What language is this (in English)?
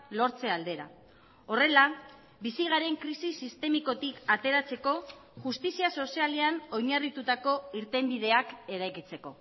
Basque